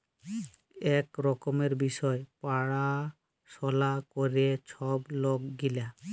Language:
Bangla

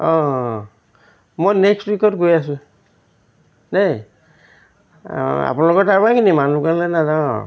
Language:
Assamese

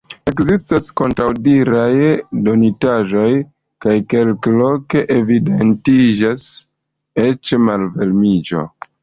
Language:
Esperanto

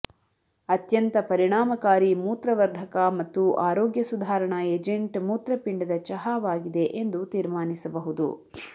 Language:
Kannada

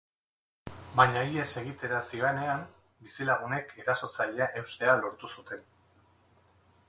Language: Basque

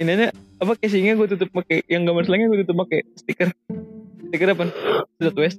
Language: Indonesian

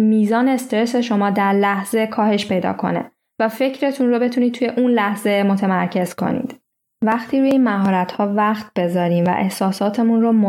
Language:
Persian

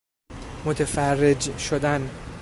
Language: Persian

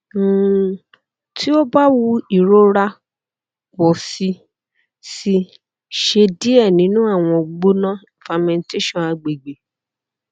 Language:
Yoruba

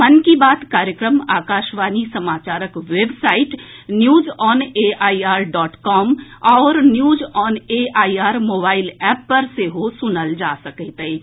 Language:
Maithili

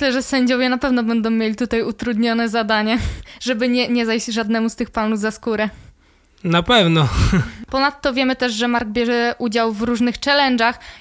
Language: Polish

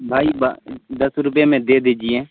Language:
Urdu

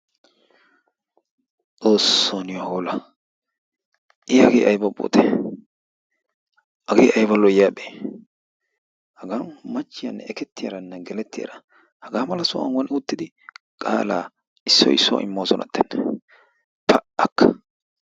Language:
Wolaytta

